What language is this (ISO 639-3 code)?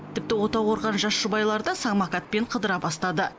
kaz